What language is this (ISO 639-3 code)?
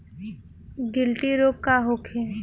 bho